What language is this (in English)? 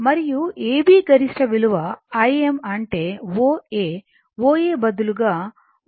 Telugu